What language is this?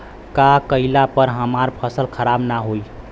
Bhojpuri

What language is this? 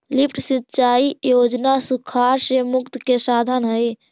Magahi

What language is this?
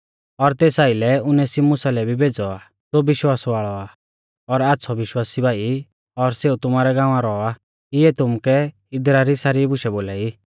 Mahasu Pahari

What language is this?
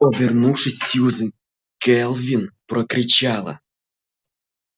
Russian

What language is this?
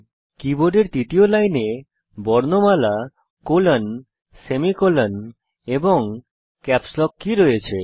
Bangla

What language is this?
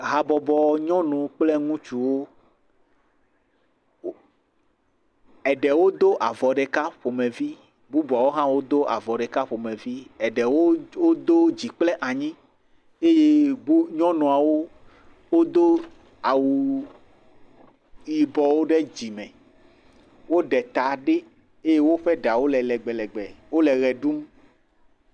Ewe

